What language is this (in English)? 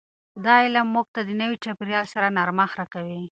Pashto